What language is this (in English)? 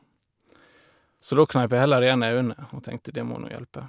Norwegian